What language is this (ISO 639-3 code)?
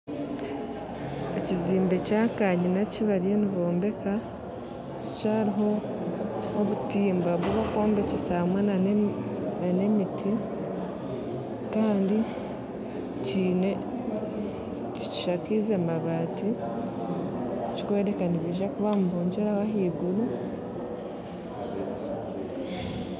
nyn